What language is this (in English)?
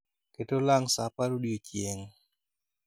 Luo (Kenya and Tanzania)